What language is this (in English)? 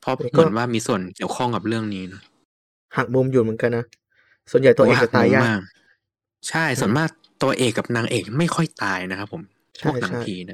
Thai